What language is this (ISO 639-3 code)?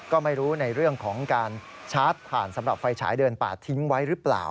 tha